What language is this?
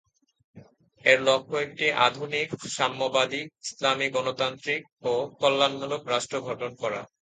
Bangla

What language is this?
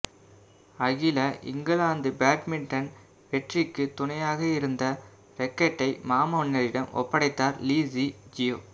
Tamil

